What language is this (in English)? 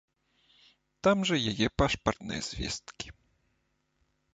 Belarusian